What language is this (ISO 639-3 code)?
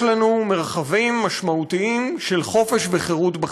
heb